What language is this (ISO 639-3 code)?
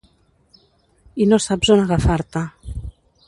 cat